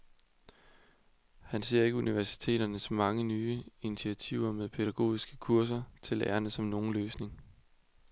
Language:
Danish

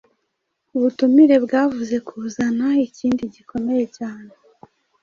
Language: Kinyarwanda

